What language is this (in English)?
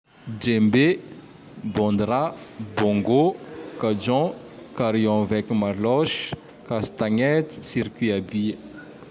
Tandroy-Mahafaly Malagasy